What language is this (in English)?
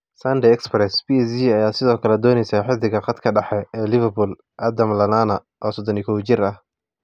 Somali